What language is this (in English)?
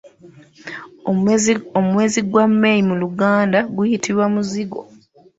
Ganda